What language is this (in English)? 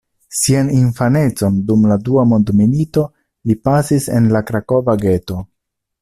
Esperanto